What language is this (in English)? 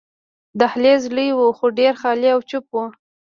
Pashto